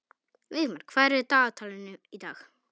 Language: Icelandic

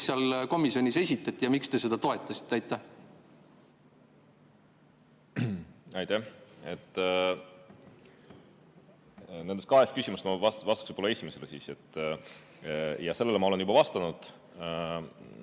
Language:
Estonian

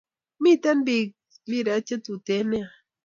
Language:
Kalenjin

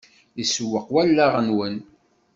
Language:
Kabyle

